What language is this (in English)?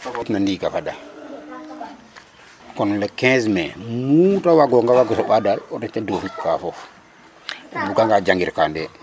Serer